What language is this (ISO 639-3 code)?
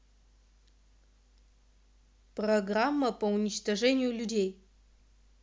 rus